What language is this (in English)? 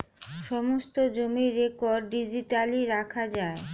Bangla